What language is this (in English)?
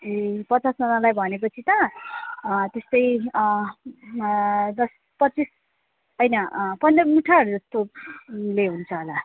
Nepali